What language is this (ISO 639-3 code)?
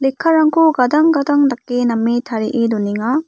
grt